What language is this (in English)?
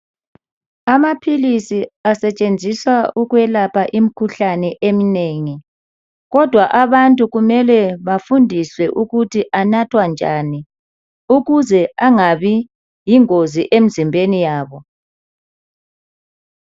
North Ndebele